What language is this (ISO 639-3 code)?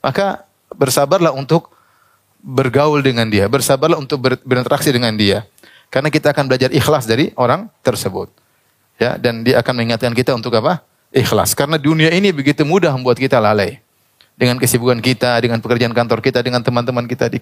ind